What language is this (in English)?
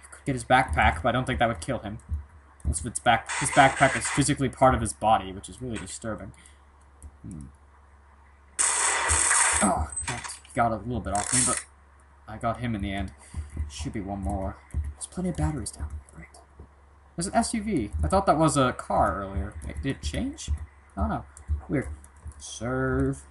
English